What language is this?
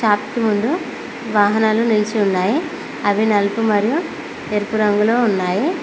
Telugu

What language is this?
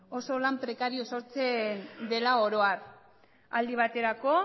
Basque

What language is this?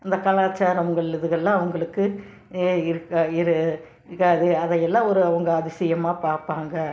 Tamil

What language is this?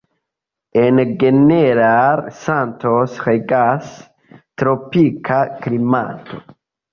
Esperanto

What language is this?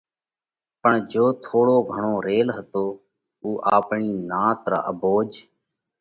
Parkari Koli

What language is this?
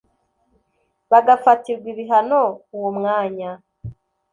Kinyarwanda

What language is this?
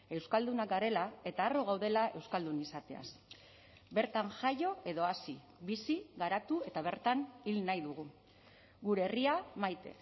Basque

